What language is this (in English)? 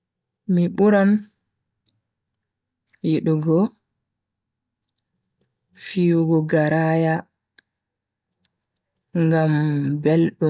Bagirmi Fulfulde